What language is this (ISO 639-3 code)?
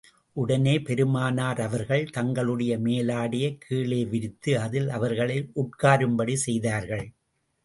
tam